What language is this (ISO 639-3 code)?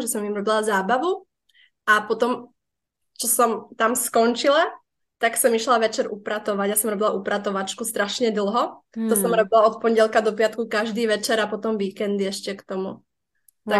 ces